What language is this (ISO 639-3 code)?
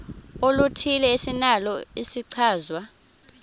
xho